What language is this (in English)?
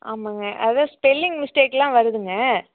Tamil